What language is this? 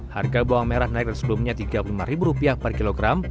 Indonesian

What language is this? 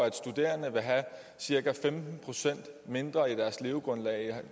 Danish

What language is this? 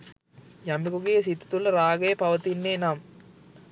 Sinhala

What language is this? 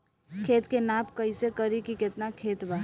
Bhojpuri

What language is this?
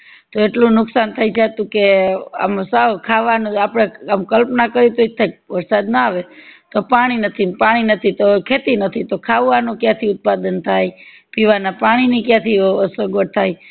Gujarati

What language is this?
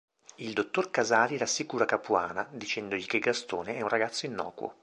Italian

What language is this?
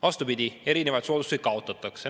Estonian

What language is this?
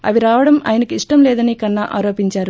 Telugu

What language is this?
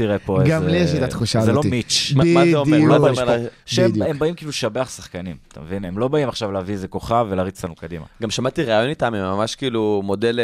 Hebrew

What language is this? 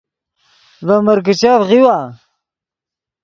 Yidgha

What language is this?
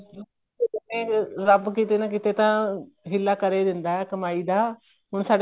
Punjabi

